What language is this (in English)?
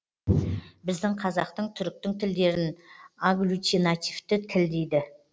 Kazakh